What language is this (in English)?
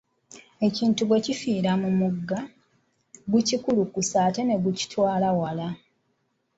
Ganda